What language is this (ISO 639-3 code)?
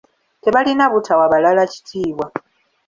lug